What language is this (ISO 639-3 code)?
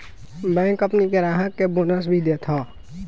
bho